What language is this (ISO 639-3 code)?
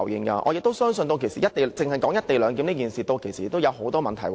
yue